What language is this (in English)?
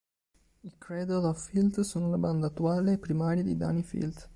Italian